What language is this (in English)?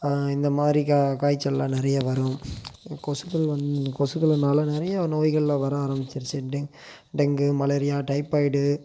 Tamil